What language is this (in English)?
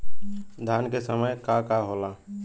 Bhojpuri